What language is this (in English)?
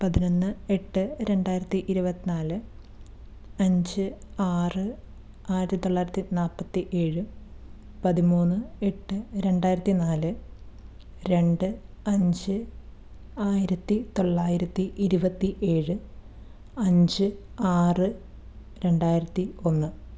Malayalam